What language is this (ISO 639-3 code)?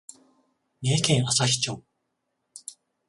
jpn